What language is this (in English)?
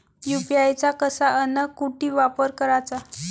Marathi